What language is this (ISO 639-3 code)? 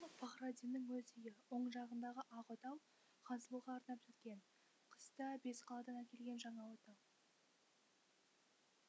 kaz